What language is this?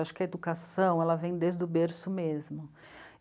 Portuguese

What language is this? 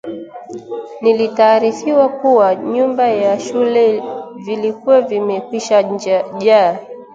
Swahili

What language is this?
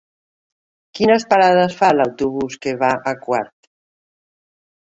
Catalan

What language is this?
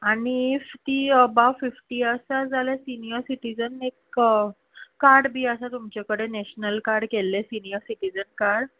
Konkani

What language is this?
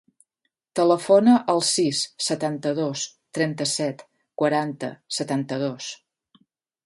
Catalan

